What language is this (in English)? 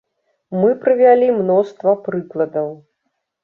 Belarusian